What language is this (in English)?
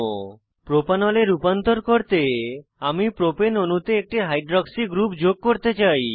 Bangla